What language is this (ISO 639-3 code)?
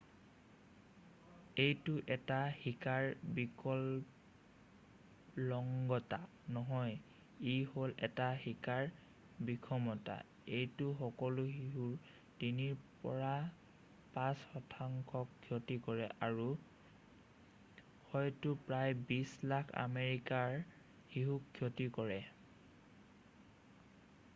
asm